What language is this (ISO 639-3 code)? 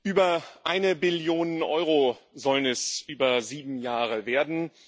deu